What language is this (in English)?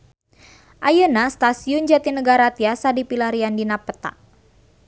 Sundanese